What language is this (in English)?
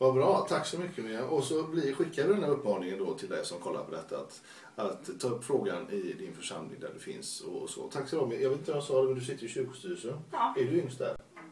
Swedish